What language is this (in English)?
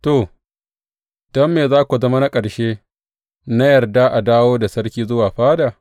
Hausa